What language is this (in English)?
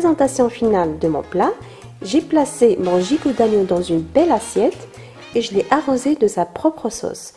French